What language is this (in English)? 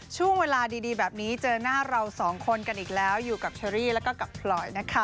Thai